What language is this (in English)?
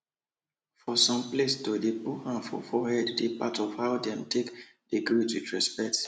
Nigerian Pidgin